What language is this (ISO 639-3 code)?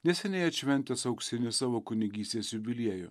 lit